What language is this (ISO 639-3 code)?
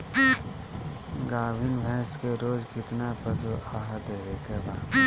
bho